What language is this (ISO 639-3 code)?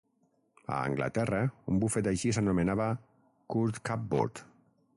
cat